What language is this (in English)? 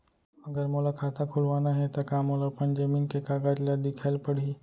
Chhattisgarhi